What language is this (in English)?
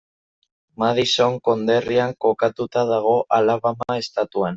Basque